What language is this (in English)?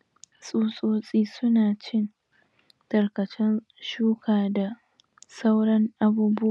Hausa